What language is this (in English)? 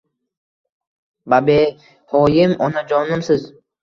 Uzbek